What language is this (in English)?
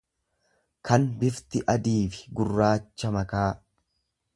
Oromo